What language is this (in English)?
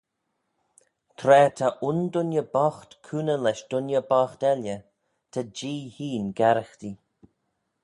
Manx